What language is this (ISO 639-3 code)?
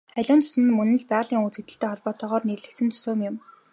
mon